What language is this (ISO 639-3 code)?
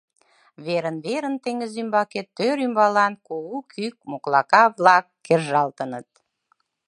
chm